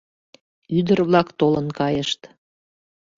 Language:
Mari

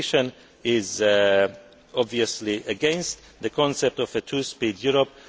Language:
English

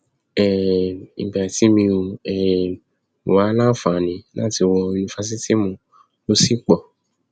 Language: Yoruba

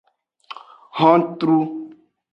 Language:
Aja (Benin)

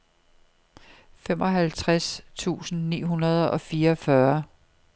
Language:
Danish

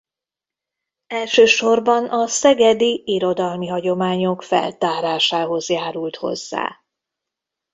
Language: Hungarian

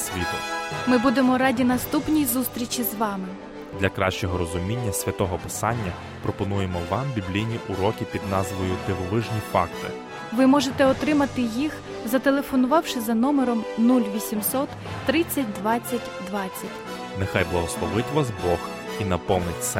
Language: Ukrainian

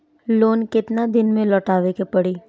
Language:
Bhojpuri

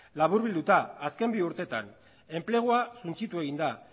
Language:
Basque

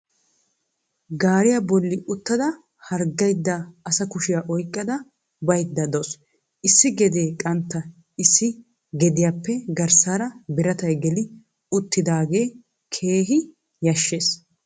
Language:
Wolaytta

